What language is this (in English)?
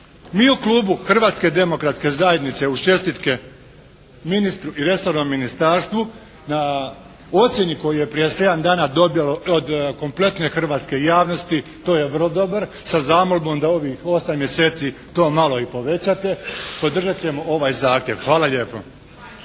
Croatian